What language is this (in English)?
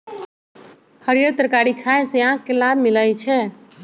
Magahi